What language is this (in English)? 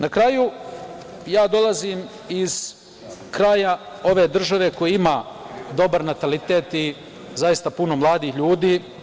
Serbian